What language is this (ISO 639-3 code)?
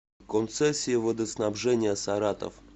rus